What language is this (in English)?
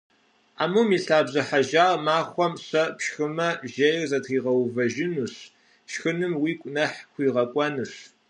Kabardian